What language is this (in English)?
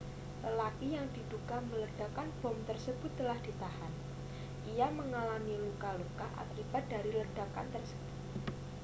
Indonesian